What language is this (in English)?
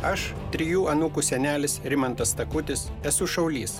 Lithuanian